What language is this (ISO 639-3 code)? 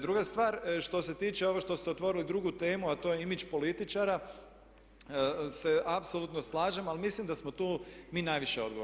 hrv